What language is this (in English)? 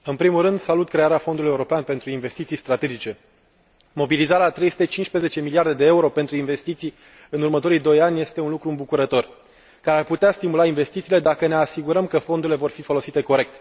Romanian